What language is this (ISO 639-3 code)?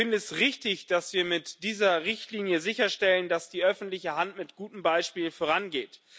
deu